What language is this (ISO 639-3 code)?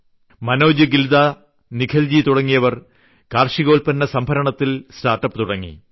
mal